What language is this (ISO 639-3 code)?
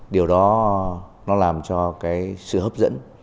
vie